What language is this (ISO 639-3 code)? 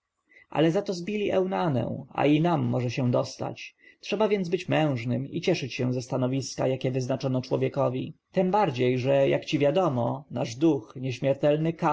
pol